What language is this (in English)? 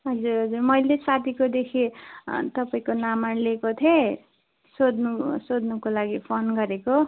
Nepali